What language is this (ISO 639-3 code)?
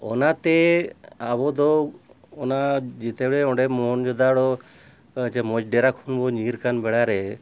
sat